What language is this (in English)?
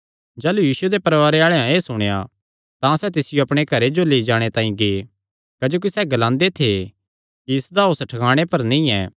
Kangri